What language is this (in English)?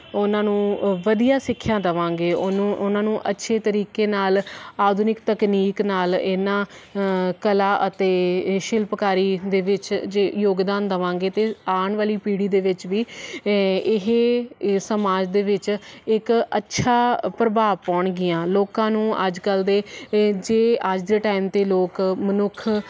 Punjabi